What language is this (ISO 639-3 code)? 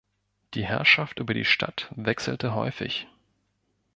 deu